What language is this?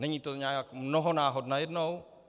Czech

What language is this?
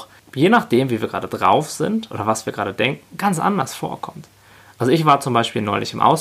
German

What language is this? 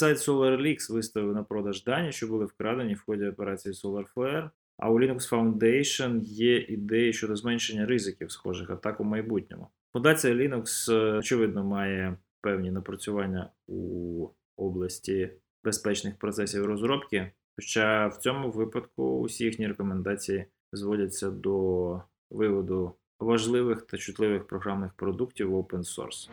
Ukrainian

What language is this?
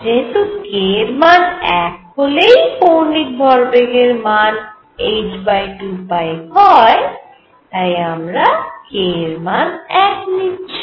Bangla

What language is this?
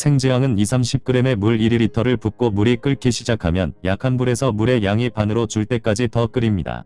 Korean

